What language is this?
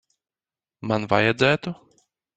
Latvian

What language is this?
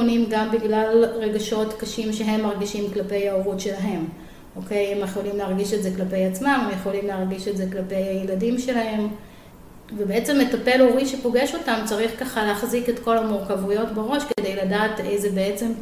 Hebrew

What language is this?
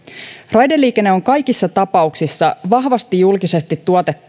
Finnish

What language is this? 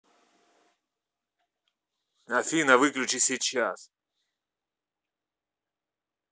Russian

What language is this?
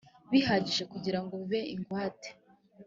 Kinyarwanda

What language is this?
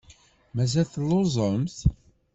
Kabyle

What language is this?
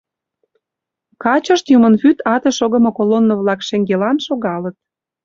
Mari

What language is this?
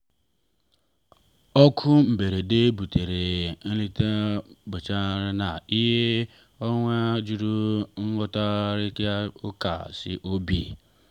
Igbo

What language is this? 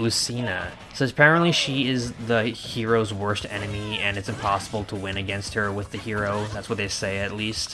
English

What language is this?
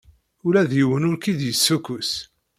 Kabyle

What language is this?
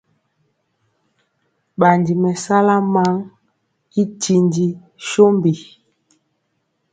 Mpiemo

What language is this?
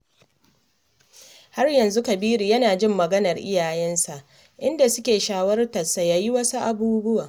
Hausa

